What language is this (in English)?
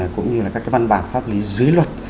Vietnamese